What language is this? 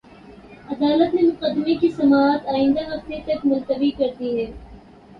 Urdu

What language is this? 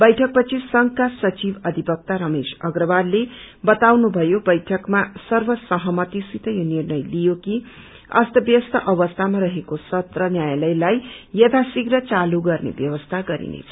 Nepali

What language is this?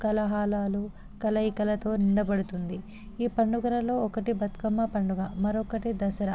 Telugu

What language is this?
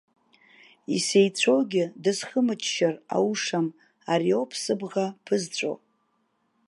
Abkhazian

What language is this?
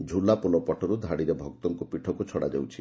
Odia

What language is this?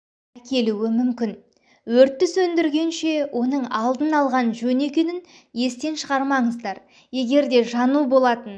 Kazakh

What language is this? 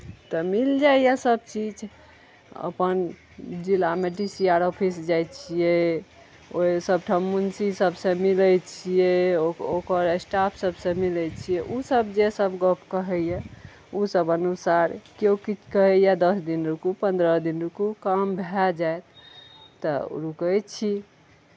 Maithili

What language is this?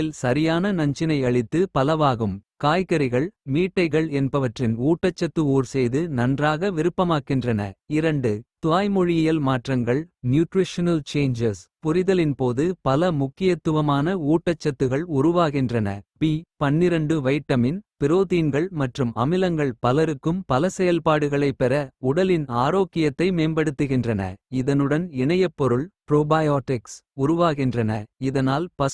Kota (India)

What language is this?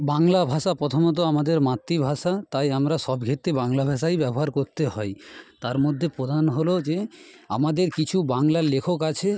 Bangla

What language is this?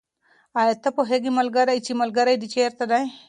Pashto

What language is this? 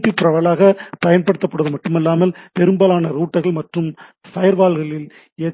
Tamil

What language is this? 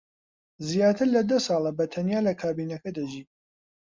Central Kurdish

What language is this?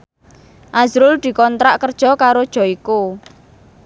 Javanese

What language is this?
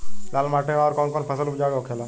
Bhojpuri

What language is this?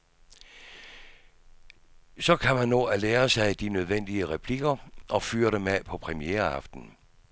Danish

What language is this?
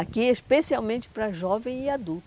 Portuguese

